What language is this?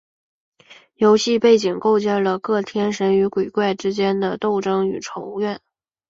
Chinese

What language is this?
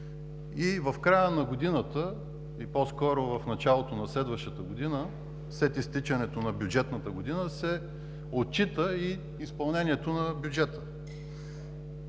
Bulgarian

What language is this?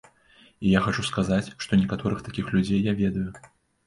Belarusian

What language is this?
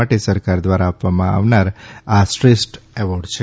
Gujarati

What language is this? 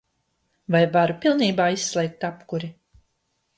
Latvian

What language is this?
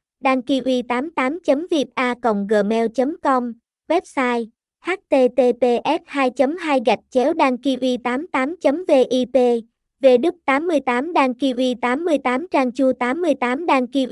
Vietnamese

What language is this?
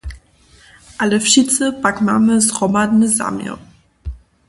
Upper Sorbian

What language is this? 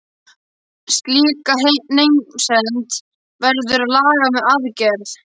Icelandic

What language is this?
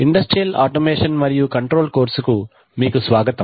Telugu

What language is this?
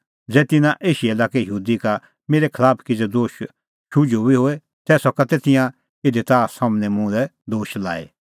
Kullu Pahari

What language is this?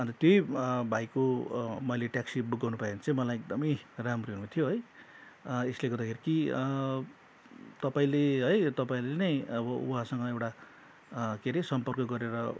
Nepali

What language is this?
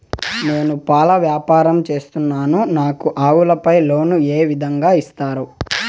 Telugu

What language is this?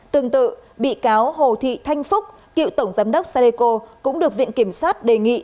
Vietnamese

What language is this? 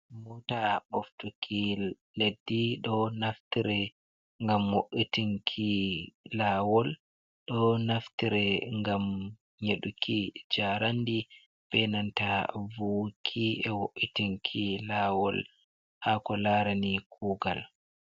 Fula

